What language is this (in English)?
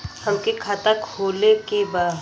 Bhojpuri